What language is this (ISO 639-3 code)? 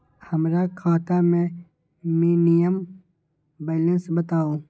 mag